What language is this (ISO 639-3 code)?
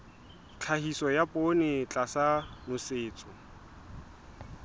sot